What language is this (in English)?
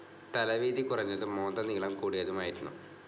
Malayalam